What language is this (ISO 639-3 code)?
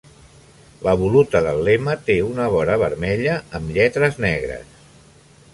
cat